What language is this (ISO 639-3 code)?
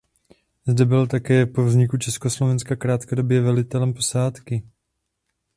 ces